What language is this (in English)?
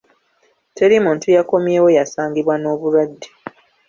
Ganda